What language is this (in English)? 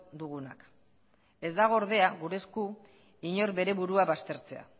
Basque